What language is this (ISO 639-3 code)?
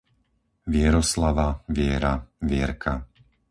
slk